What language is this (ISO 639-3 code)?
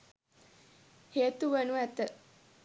sin